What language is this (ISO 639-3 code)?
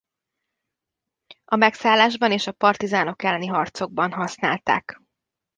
hun